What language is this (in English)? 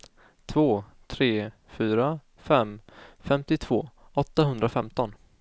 Swedish